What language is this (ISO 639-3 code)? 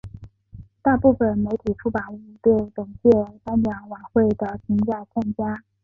zho